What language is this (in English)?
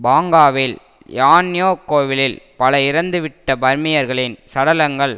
Tamil